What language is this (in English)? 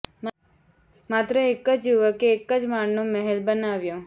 Gujarati